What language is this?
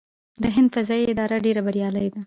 Pashto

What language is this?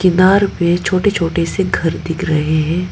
Hindi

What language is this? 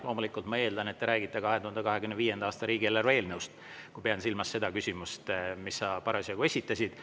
Estonian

